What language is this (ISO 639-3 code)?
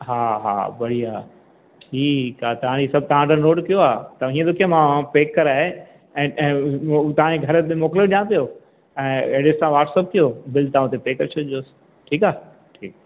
snd